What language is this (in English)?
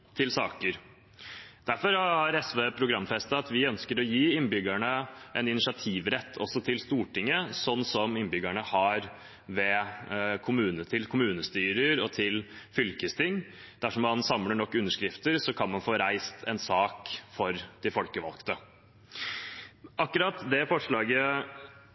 Norwegian Bokmål